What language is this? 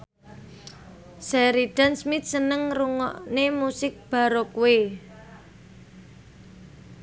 Javanese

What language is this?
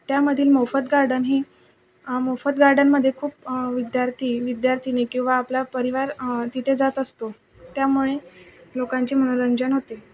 Marathi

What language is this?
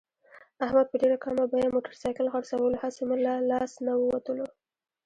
Pashto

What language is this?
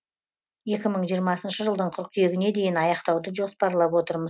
Kazakh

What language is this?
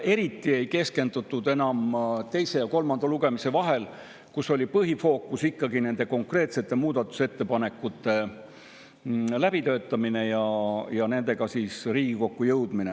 Estonian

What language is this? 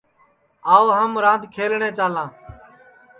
Sansi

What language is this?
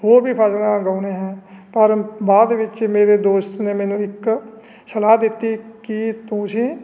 Punjabi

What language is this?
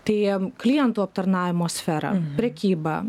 Lithuanian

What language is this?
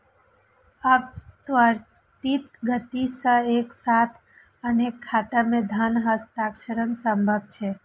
Maithili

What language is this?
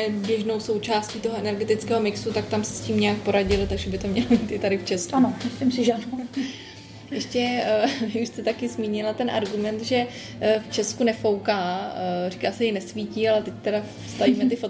Czech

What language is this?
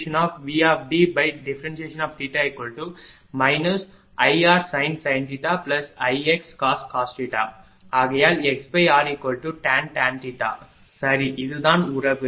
Tamil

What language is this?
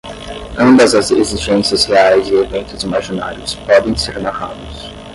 Portuguese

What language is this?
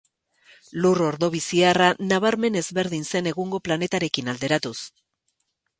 Basque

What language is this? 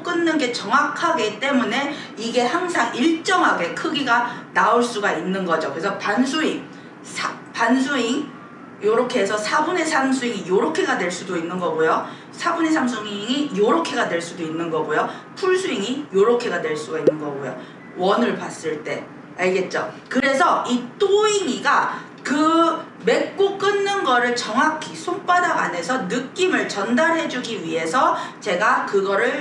Korean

